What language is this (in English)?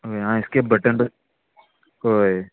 Konkani